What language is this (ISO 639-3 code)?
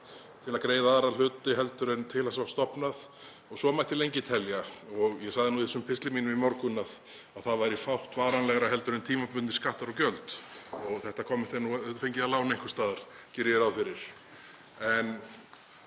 isl